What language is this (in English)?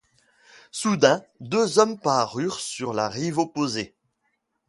French